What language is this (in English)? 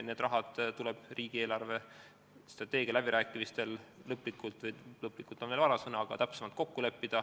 Estonian